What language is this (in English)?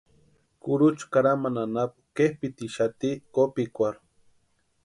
Western Highland Purepecha